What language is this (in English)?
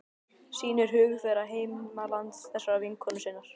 Icelandic